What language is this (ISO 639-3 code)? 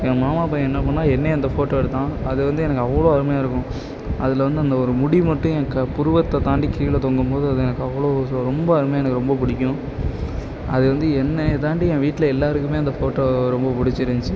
tam